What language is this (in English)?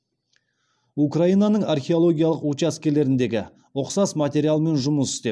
Kazakh